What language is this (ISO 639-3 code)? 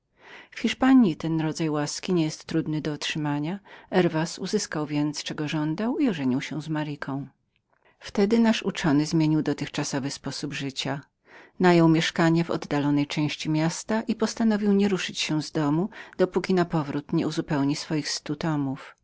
pol